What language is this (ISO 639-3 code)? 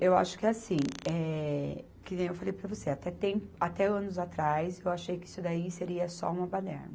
por